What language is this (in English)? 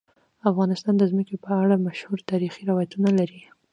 Pashto